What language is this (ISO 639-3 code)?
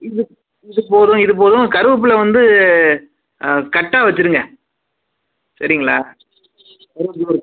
tam